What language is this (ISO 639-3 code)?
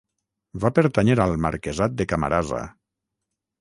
cat